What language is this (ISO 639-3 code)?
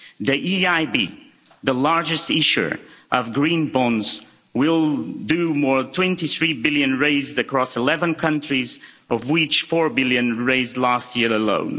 eng